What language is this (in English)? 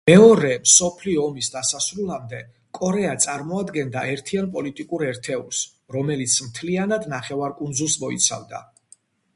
Georgian